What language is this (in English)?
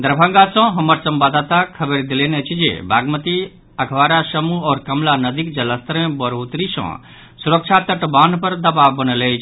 Maithili